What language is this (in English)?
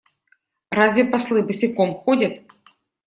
Russian